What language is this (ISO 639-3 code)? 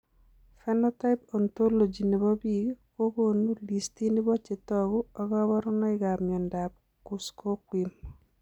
kln